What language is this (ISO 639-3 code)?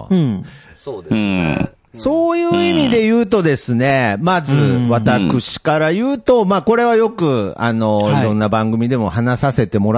jpn